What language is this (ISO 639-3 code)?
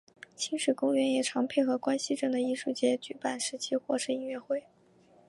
zho